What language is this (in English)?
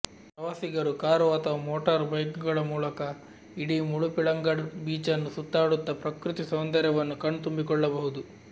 Kannada